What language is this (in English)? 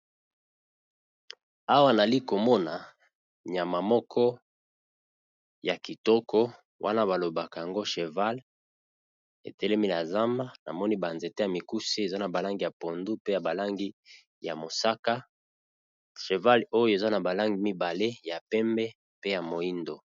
Lingala